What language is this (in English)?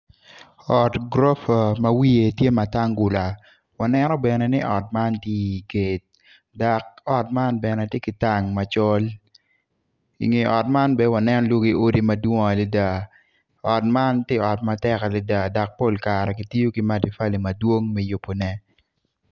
Acoli